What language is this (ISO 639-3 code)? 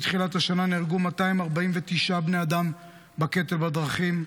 heb